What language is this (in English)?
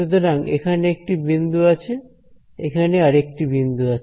Bangla